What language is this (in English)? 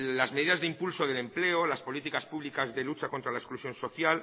Spanish